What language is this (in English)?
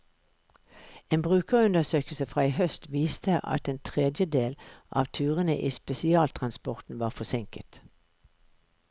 Norwegian